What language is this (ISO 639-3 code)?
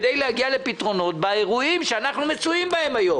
heb